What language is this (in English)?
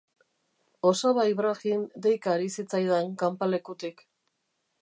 Basque